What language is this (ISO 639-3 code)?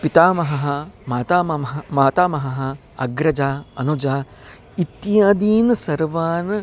san